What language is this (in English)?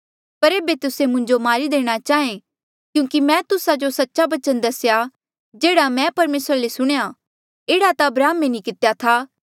Mandeali